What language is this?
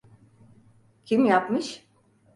Turkish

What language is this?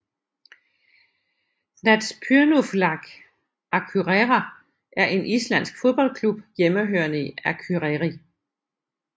Danish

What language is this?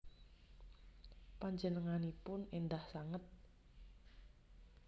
Javanese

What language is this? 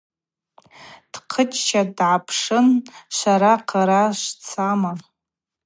Abaza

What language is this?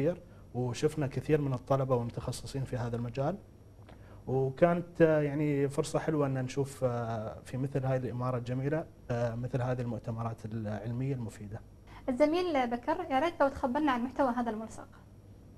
Arabic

